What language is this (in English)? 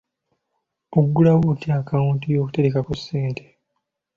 Ganda